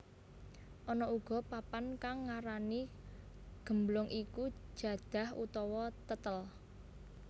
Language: Javanese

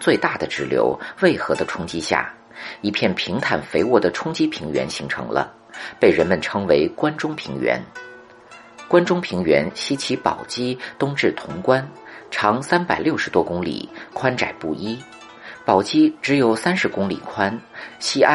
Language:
Chinese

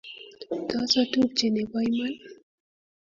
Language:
Kalenjin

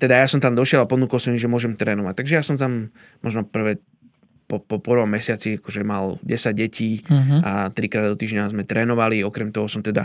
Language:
Slovak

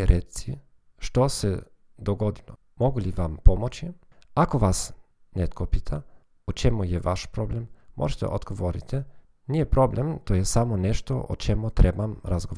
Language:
Croatian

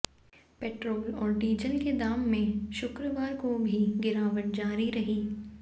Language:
Hindi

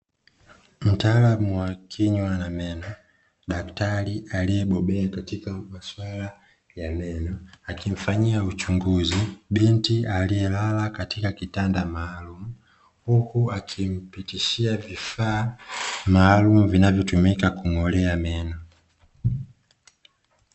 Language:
Swahili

